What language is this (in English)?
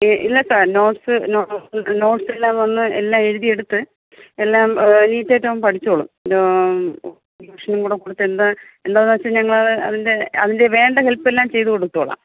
Malayalam